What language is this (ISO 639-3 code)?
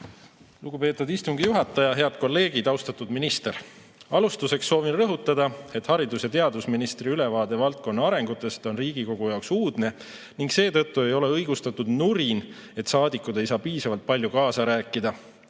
est